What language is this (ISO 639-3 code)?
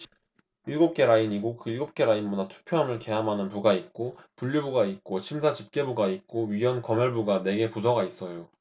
kor